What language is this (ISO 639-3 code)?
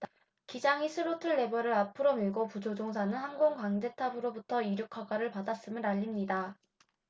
kor